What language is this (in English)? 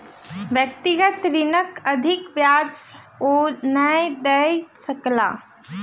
Maithili